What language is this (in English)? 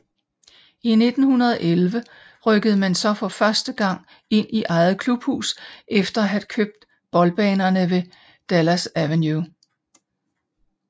Danish